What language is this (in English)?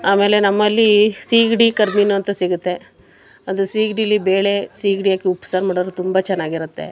Kannada